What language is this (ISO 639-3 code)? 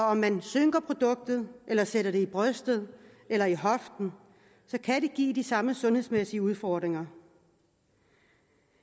dan